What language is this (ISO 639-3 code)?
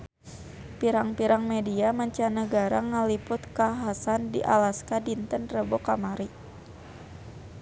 sun